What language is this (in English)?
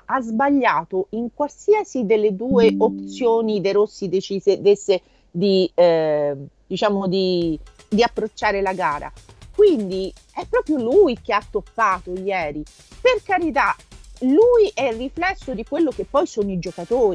Italian